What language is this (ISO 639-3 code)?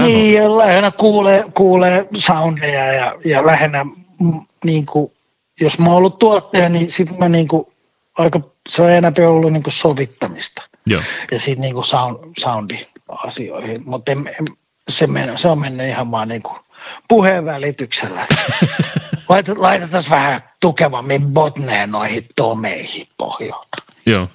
fin